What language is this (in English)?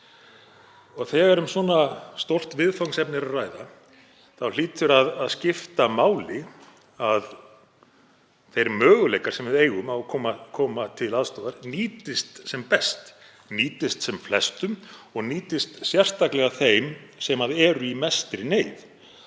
Icelandic